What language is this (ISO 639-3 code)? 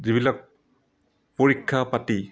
asm